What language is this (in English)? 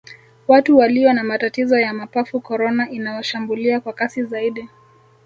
Swahili